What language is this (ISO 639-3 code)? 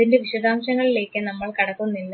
mal